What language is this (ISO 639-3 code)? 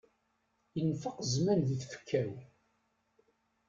kab